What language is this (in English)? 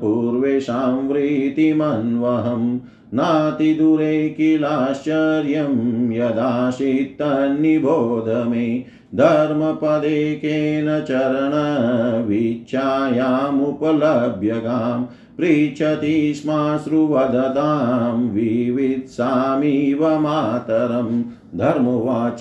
Hindi